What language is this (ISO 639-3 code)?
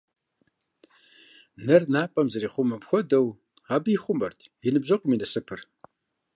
kbd